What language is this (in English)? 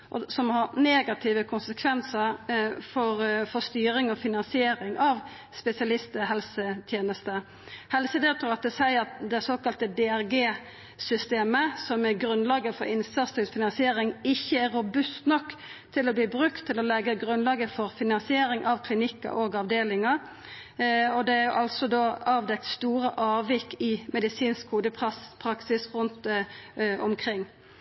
Norwegian Nynorsk